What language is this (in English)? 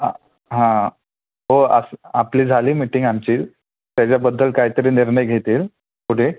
Marathi